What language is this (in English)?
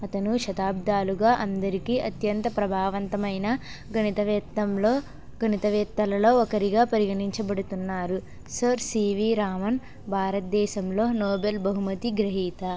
Telugu